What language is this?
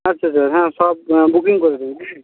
Bangla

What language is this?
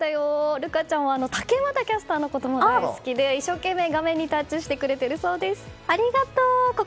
Japanese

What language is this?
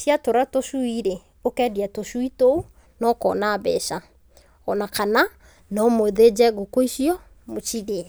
Kikuyu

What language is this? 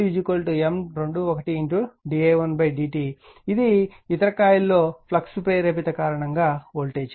Telugu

